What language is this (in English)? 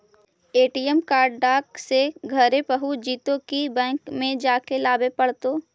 Magahi